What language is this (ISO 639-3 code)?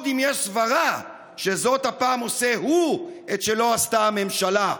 heb